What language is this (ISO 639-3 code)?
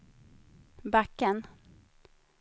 swe